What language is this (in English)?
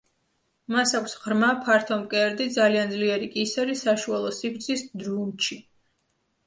Georgian